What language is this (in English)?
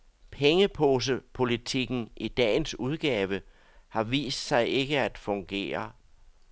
Danish